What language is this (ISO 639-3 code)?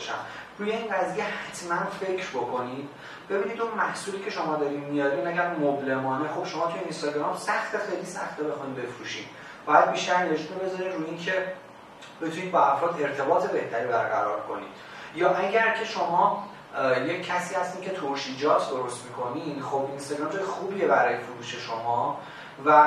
fas